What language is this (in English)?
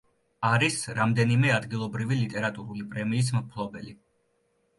Georgian